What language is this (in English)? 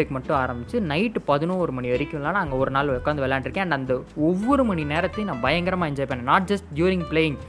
Tamil